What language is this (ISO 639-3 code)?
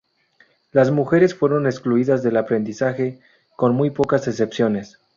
spa